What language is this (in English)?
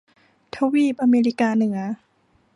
Thai